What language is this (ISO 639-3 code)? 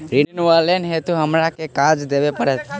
mai